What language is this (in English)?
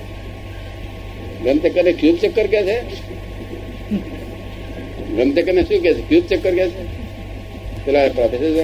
Gujarati